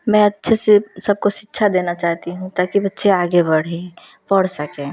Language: Hindi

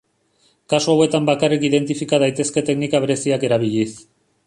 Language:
Basque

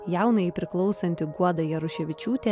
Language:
Lithuanian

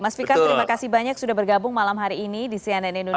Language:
Indonesian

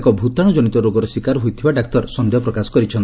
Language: Odia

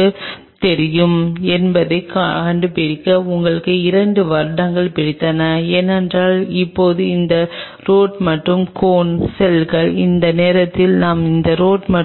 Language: Tamil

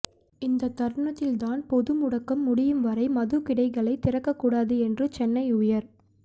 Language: Tamil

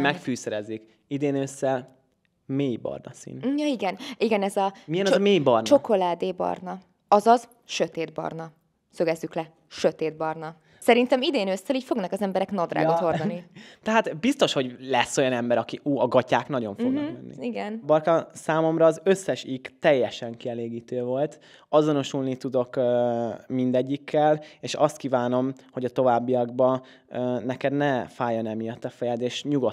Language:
Hungarian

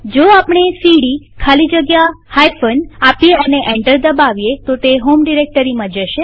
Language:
Gujarati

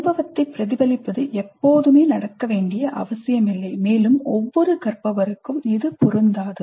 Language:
Tamil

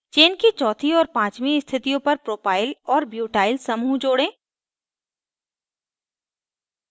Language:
Hindi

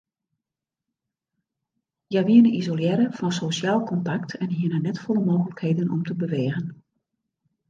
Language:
Western Frisian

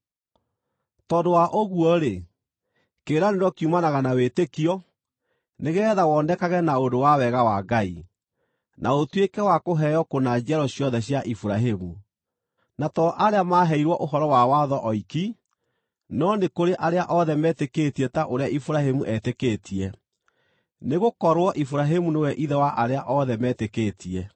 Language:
Kikuyu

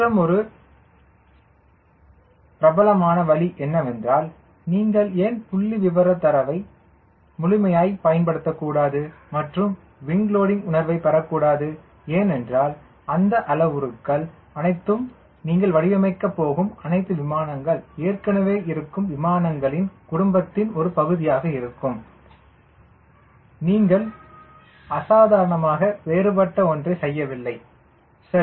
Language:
Tamil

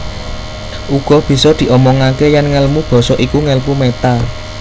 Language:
Javanese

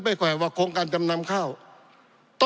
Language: Thai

